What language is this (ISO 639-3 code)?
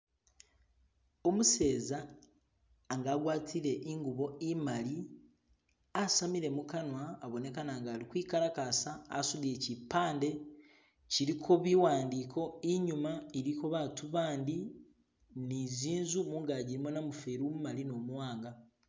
myx